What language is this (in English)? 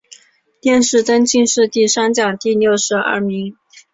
Chinese